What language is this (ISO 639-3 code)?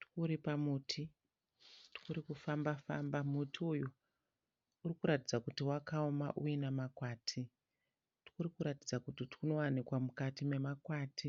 sna